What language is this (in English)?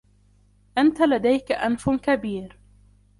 Arabic